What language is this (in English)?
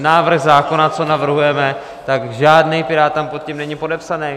Czech